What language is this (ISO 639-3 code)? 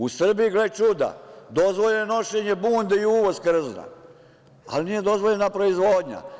srp